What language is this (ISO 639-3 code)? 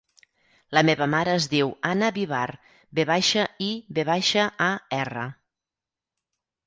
cat